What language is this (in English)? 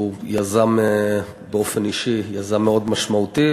Hebrew